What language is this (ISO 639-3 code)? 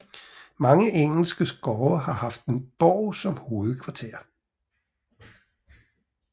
dan